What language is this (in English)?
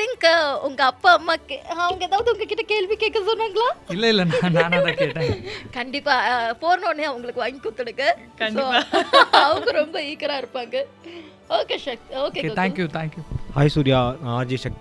Tamil